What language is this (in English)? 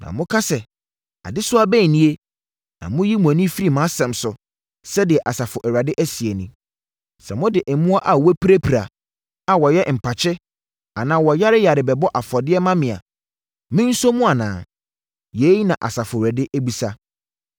Akan